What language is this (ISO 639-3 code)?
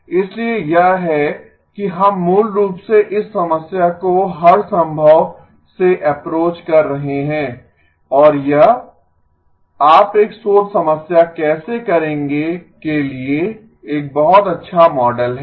hin